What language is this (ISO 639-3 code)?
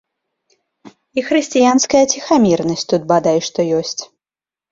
bel